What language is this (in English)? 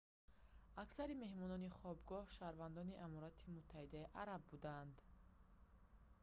Tajik